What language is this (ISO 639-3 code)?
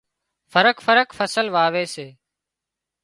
kxp